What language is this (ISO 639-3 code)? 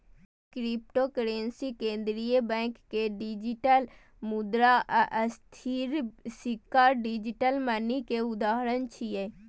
mai